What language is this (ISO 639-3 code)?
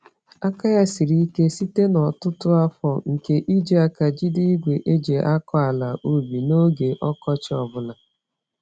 ibo